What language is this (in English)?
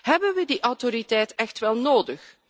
Dutch